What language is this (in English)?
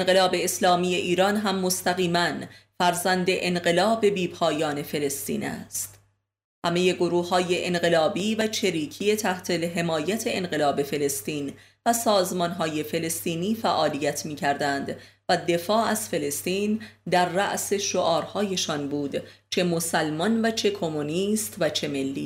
Persian